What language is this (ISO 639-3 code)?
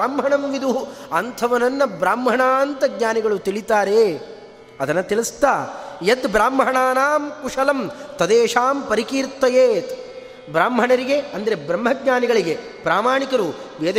kan